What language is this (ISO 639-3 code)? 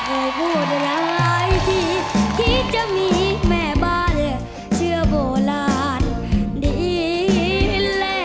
tha